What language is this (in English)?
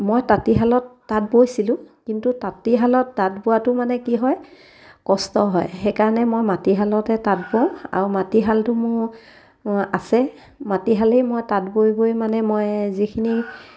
Assamese